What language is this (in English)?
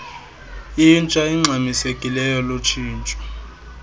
Xhosa